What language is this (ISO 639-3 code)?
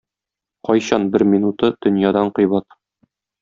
tat